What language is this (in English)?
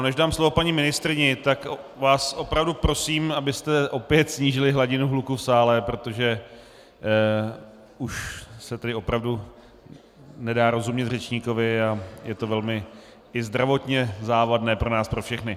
Czech